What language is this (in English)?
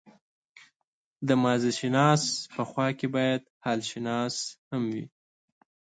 Pashto